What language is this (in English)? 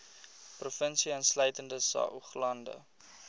Afrikaans